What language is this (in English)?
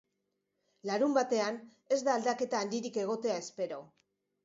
Basque